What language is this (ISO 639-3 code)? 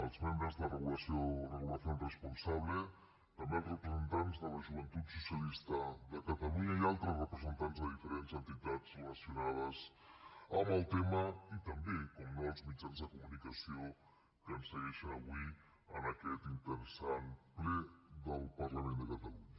cat